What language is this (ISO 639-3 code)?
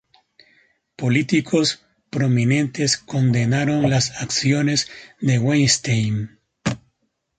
spa